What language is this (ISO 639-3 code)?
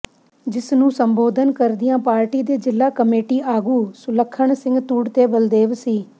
pan